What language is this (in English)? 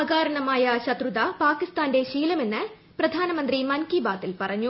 Malayalam